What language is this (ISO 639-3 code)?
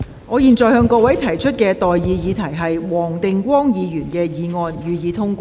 yue